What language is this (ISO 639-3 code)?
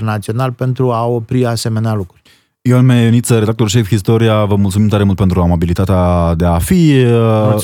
ron